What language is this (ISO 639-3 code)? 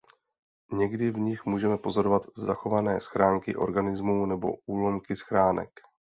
ces